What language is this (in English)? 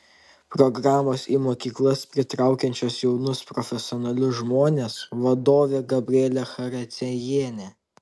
Lithuanian